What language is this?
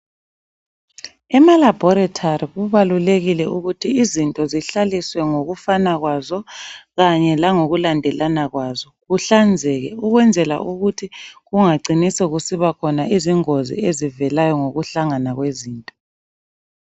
North Ndebele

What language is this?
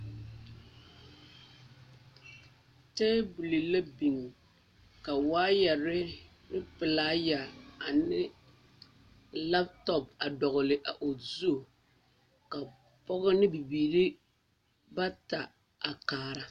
Southern Dagaare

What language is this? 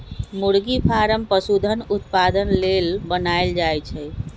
Magahi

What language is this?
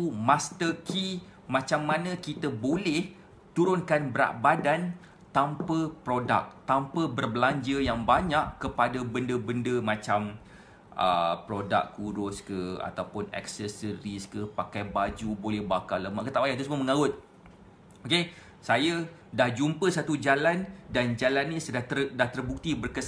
Malay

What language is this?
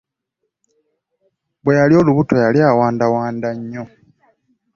Ganda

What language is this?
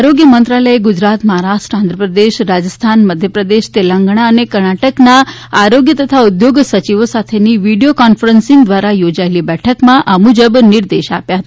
Gujarati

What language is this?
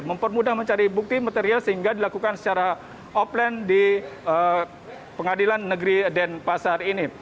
Indonesian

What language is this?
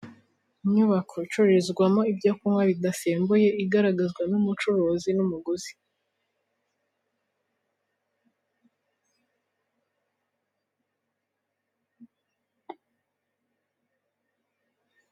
Kinyarwanda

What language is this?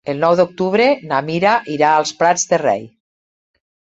Catalan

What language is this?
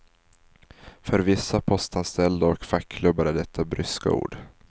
Swedish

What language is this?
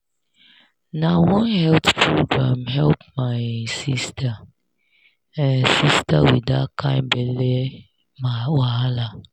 Nigerian Pidgin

